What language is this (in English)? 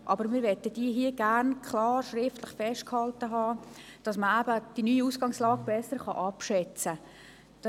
Swiss German